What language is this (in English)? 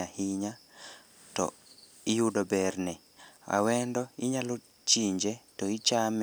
Luo (Kenya and Tanzania)